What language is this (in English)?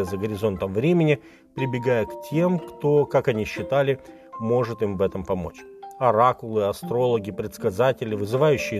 Russian